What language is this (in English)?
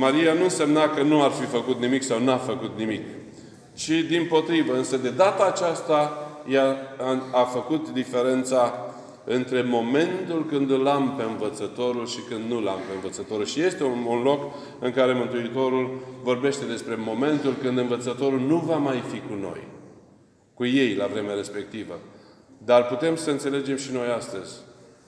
Romanian